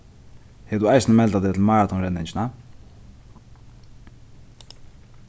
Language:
Faroese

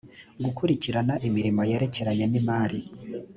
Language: Kinyarwanda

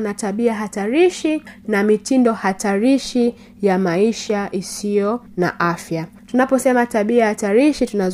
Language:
Swahili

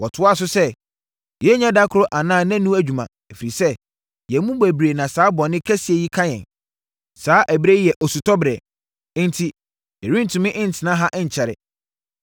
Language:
Akan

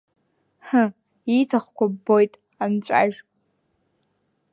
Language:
Abkhazian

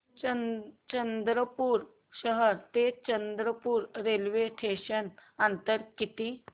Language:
Marathi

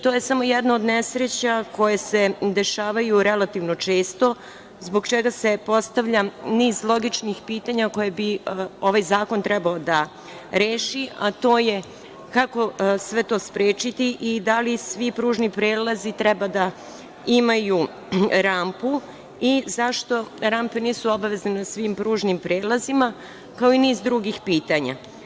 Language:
Serbian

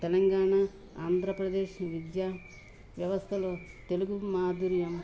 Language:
Telugu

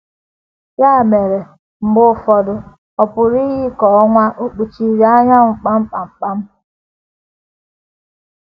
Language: Igbo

